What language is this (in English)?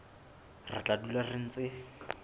Southern Sotho